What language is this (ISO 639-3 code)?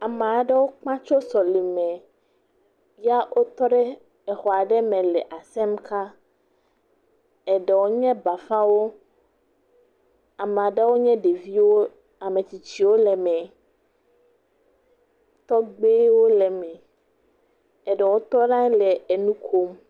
ewe